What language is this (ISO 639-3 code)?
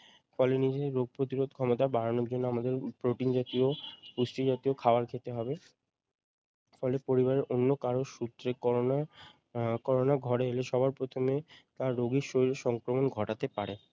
ben